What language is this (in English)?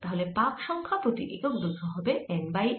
Bangla